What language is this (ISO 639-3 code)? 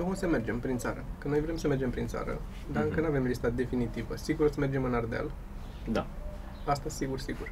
ron